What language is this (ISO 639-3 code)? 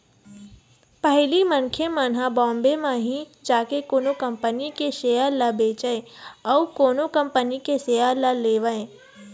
hne